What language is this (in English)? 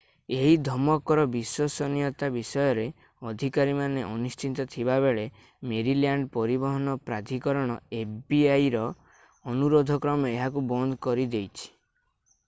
Odia